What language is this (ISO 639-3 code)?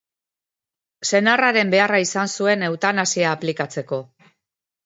eus